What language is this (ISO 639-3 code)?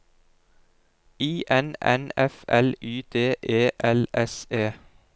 nor